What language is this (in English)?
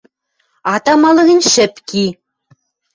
Western Mari